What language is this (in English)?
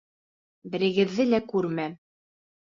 Bashkir